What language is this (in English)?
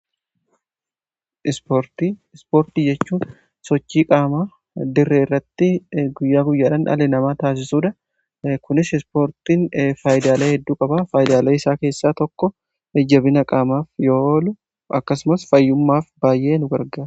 Oromo